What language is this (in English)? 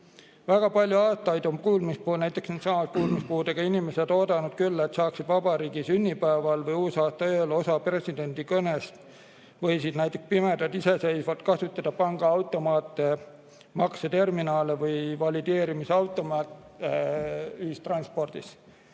Estonian